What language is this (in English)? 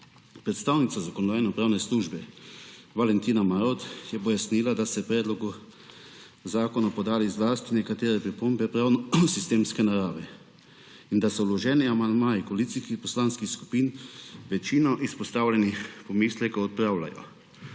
Slovenian